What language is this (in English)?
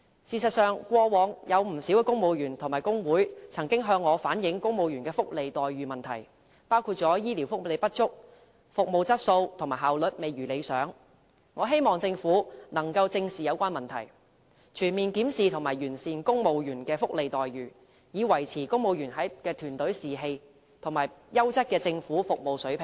Cantonese